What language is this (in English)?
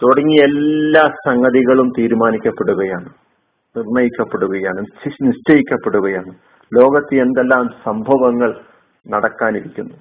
Malayalam